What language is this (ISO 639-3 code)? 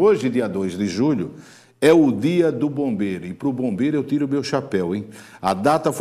por